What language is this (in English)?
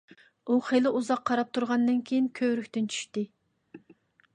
Uyghur